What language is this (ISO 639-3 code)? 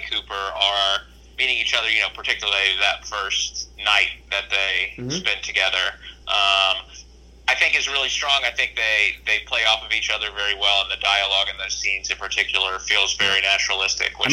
eng